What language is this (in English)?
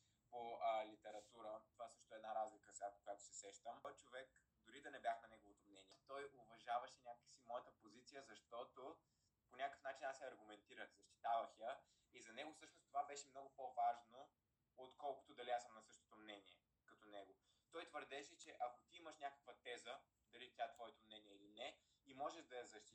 Bulgarian